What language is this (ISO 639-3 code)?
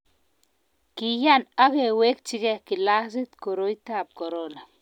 kln